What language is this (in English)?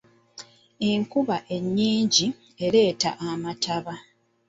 Ganda